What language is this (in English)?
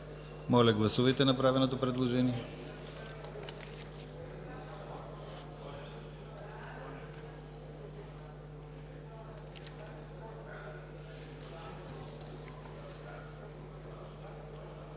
Bulgarian